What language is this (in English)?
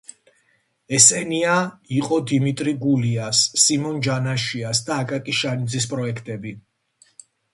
Georgian